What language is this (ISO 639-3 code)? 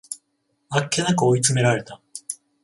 jpn